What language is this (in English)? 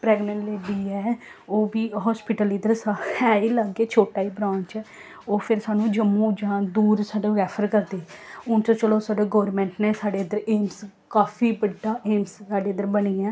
Dogri